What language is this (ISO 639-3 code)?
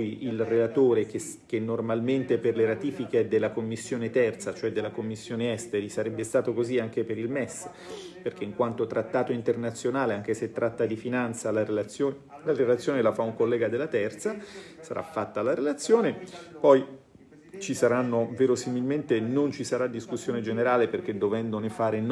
ita